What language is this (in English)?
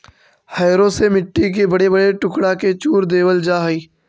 Magahi